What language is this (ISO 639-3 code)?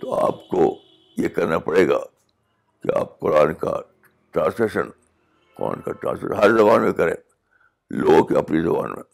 urd